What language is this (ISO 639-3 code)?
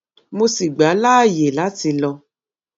yor